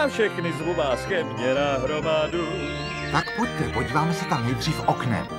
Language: Czech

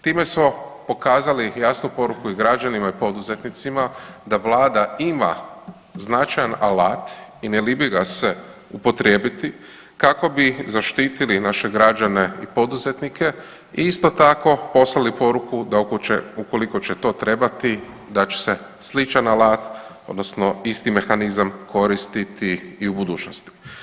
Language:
Croatian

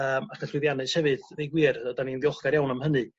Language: Welsh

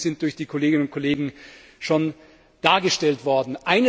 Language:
German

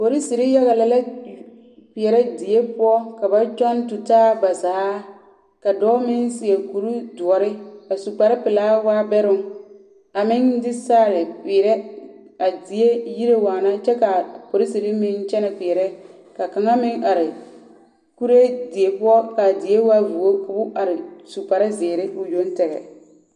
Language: Southern Dagaare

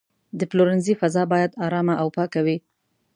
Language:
Pashto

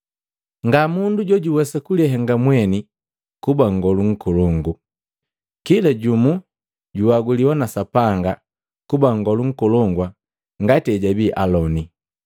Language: Matengo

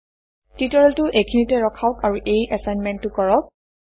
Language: Assamese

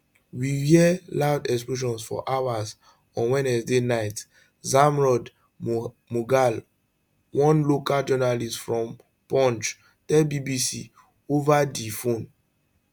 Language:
Nigerian Pidgin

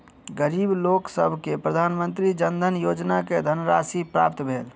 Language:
Maithili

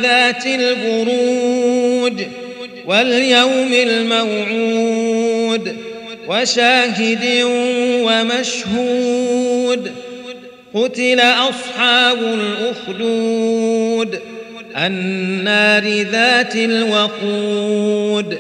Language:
Arabic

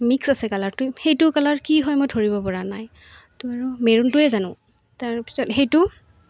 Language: Assamese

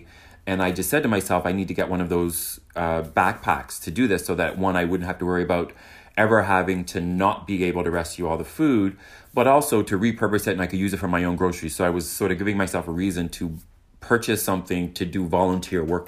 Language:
English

